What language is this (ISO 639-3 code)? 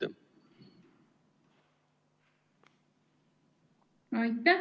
est